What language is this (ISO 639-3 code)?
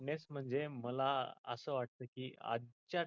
mar